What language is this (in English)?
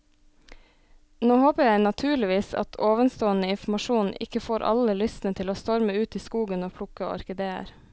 Norwegian